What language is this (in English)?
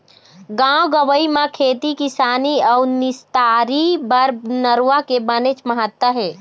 Chhattisgarhi